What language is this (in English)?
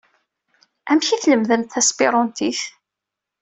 Kabyle